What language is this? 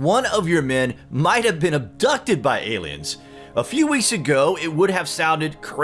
English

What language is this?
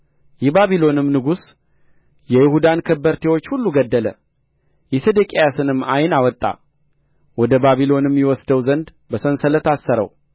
Amharic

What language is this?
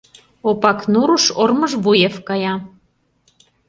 Mari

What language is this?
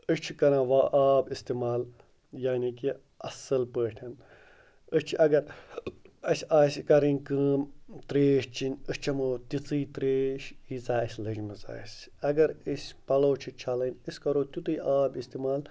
Kashmiri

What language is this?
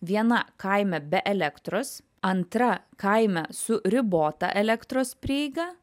Lithuanian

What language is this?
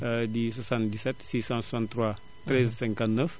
Wolof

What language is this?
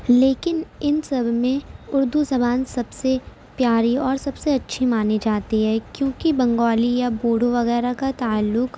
Urdu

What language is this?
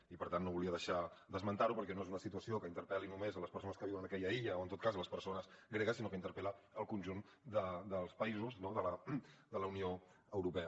Catalan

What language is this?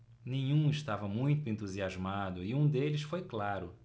Portuguese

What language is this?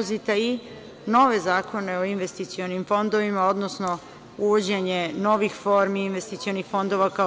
Serbian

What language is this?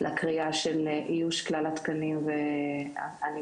Hebrew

